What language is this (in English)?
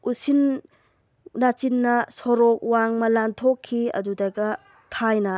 Manipuri